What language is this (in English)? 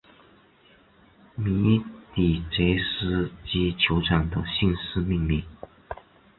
Chinese